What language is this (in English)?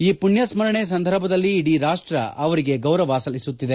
Kannada